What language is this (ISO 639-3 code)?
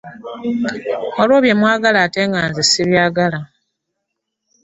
lug